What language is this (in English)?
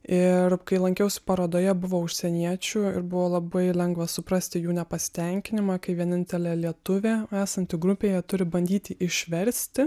Lithuanian